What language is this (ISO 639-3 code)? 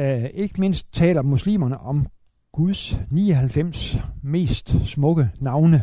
dan